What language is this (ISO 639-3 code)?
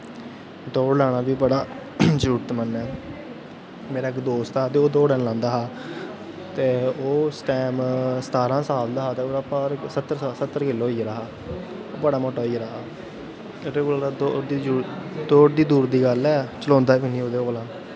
doi